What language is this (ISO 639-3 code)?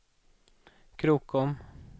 swe